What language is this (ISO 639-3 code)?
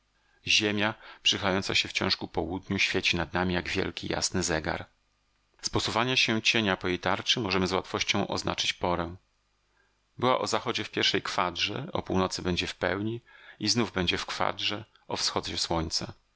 pol